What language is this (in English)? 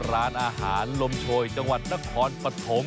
Thai